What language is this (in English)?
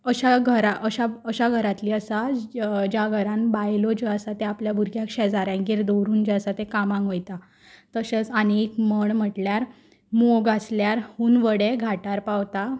Konkani